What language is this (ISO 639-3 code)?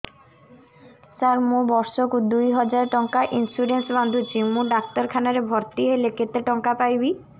ori